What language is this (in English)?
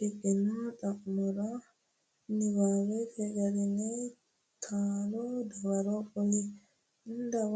Sidamo